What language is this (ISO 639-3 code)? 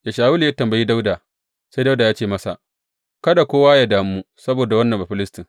hau